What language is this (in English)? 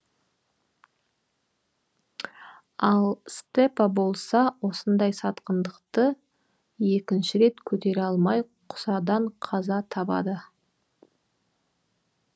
Kazakh